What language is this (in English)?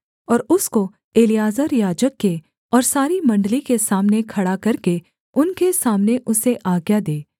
Hindi